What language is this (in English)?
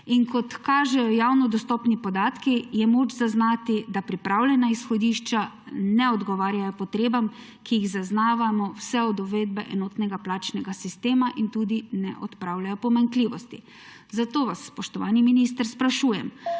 Slovenian